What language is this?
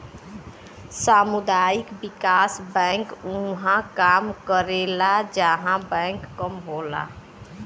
Bhojpuri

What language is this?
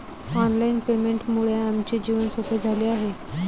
Marathi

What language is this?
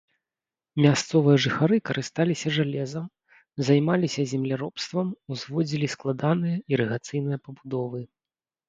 Belarusian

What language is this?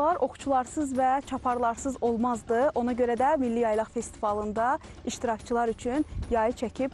Turkish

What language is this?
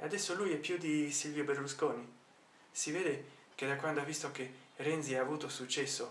Italian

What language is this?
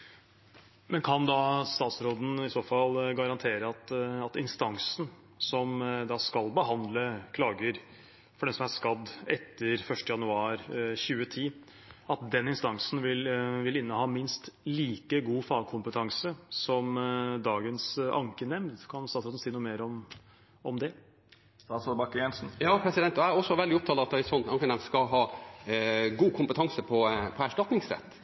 Norwegian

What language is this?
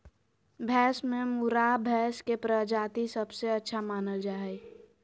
Magahi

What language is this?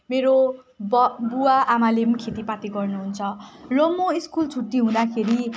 Nepali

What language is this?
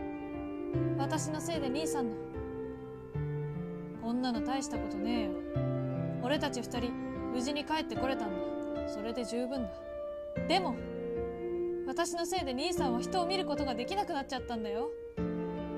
Japanese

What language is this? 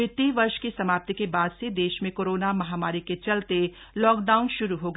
Hindi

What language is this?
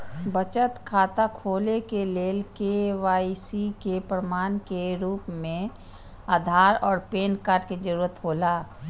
Maithili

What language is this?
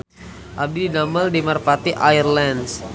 Sundanese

